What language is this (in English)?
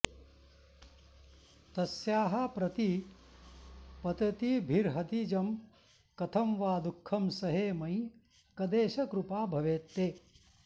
Sanskrit